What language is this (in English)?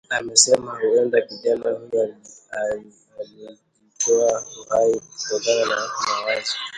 Swahili